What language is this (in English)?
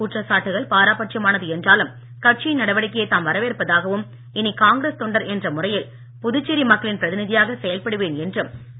Tamil